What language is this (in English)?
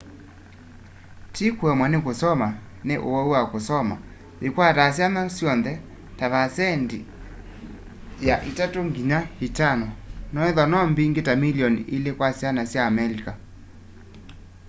Kamba